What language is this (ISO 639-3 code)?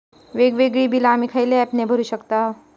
mar